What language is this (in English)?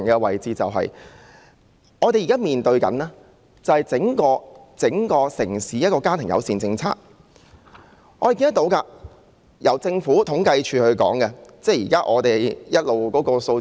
Cantonese